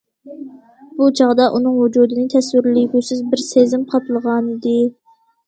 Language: Uyghur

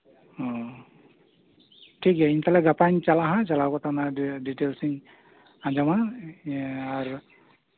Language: Santali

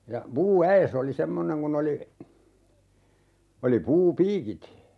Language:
Finnish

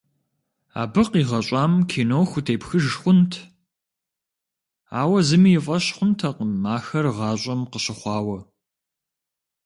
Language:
Kabardian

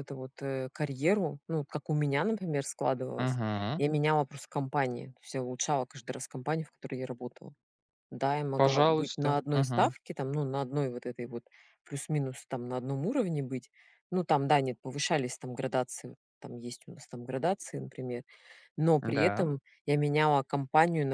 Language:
Russian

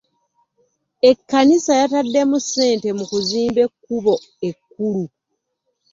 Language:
Ganda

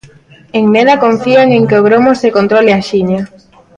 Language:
Galician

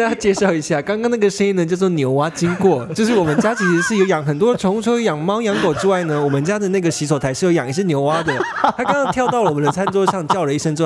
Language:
Chinese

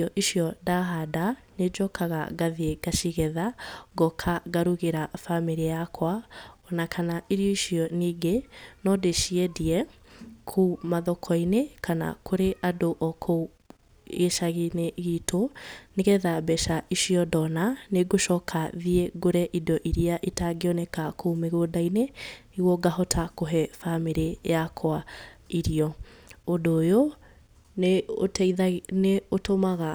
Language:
Kikuyu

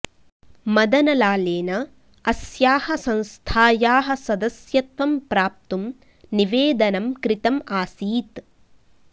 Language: Sanskrit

